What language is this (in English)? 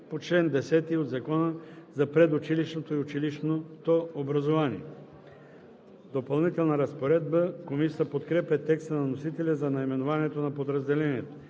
Bulgarian